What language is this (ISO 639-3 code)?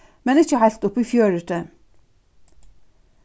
fao